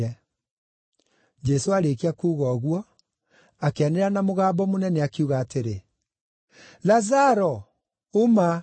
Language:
Kikuyu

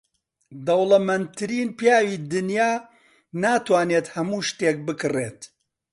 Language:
Central Kurdish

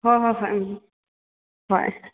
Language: Manipuri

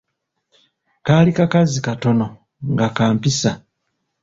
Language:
Ganda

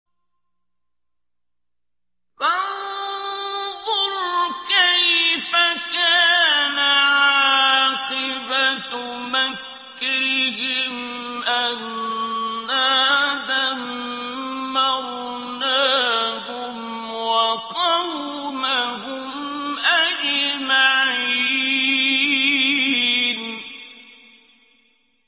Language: Arabic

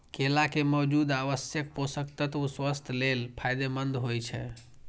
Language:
Maithili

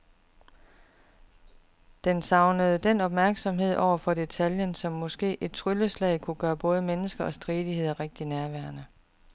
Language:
Danish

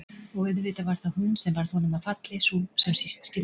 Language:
Icelandic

